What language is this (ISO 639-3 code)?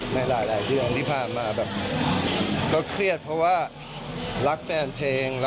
tha